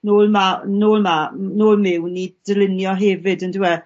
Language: Welsh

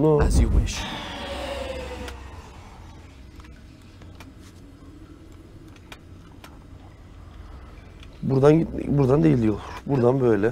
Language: Turkish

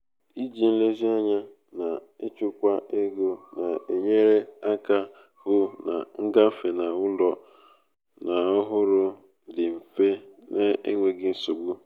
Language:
Igbo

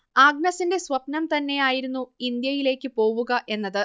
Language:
Malayalam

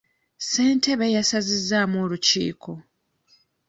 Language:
Ganda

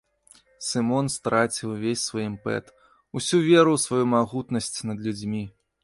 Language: Belarusian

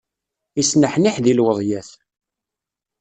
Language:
Kabyle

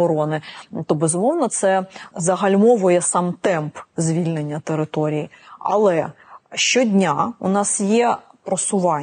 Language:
Ukrainian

